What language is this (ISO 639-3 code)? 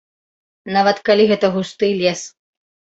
bel